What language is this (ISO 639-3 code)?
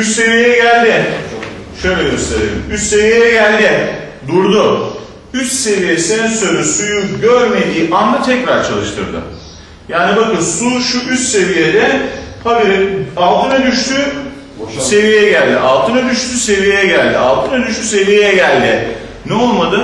tur